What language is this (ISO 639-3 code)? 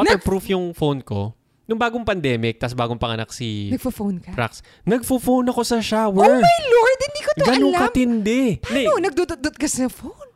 fil